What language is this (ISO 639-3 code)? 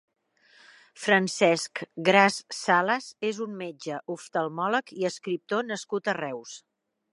cat